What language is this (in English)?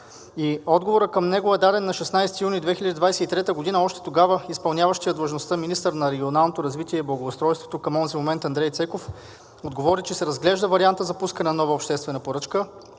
Bulgarian